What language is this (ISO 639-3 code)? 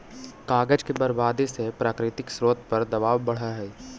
mag